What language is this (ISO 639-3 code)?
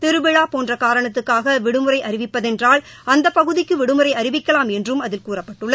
tam